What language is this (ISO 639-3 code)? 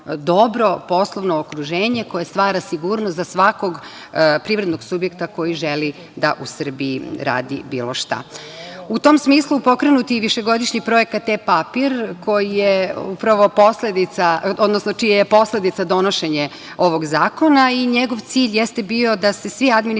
srp